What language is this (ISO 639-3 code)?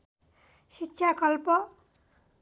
nep